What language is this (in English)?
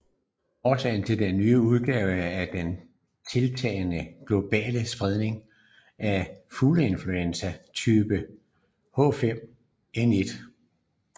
Danish